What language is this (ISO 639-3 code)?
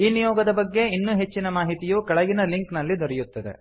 kan